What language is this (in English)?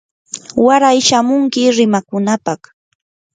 Yanahuanca Pasco Quechua